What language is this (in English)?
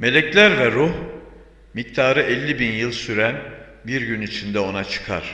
Turkish